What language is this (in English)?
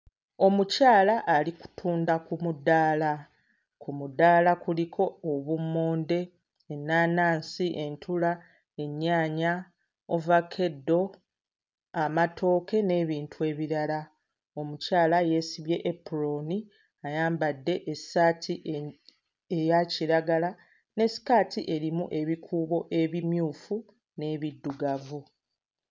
Ganda